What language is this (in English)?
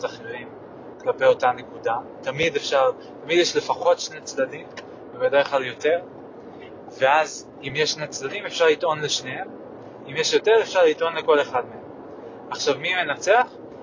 Hebrew